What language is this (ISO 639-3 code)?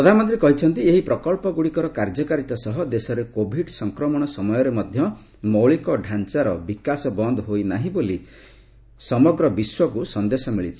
ori